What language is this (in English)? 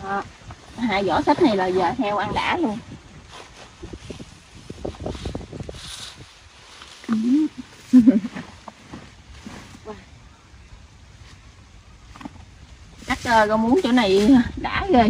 Vietnamese